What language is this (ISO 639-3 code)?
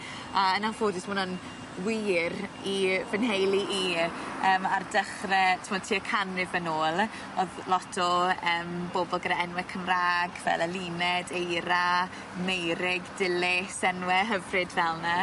cym